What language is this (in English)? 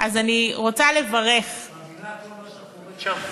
Hebrew